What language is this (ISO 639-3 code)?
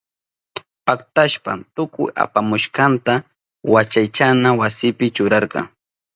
qup